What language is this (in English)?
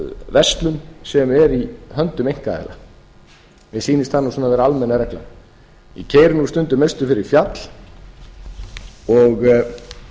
Icelandic